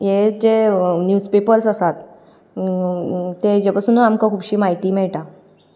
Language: Konkani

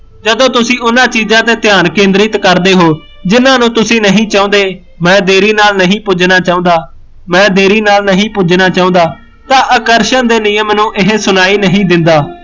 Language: Punjabi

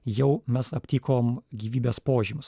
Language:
Lithuanian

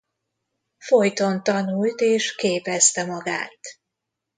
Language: Hungarian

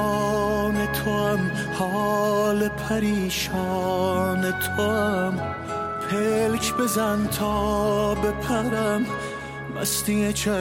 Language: Persian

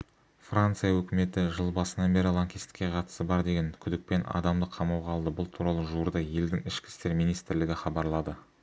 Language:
Kazakh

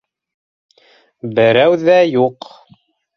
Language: Bashkir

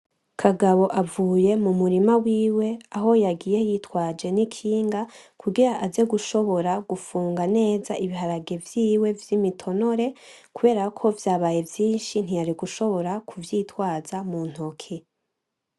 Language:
Rundi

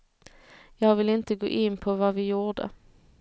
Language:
Swedish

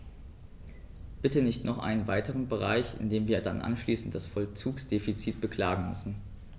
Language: German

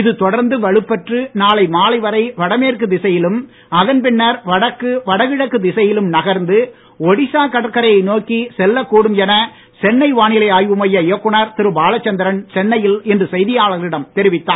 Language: Tamil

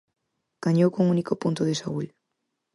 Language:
Galician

